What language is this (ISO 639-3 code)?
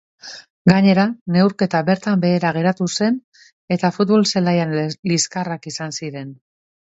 eus